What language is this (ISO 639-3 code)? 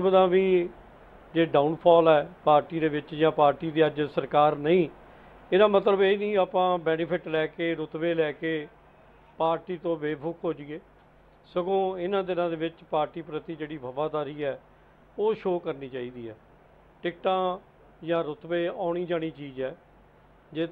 hin